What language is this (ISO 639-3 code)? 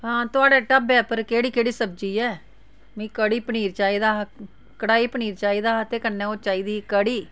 doi